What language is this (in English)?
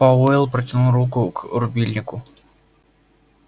Russian